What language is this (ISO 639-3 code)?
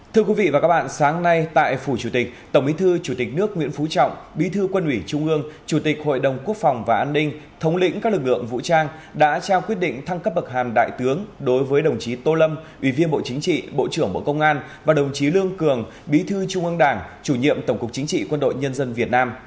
vie